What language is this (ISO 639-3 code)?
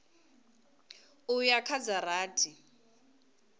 ven